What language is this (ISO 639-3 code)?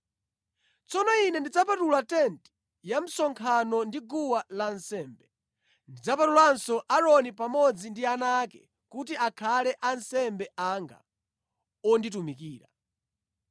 nya